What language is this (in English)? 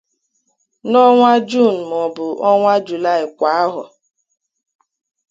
Igbo